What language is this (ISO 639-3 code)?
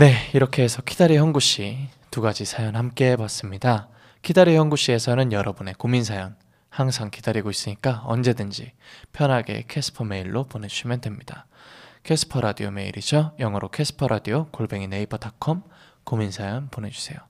kor